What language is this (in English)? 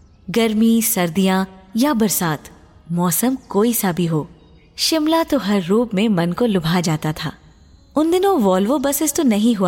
Hindi